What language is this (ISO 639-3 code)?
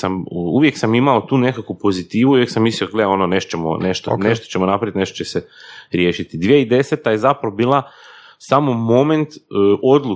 hrv